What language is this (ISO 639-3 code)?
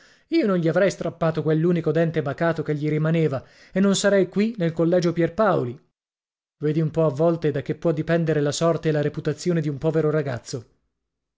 ita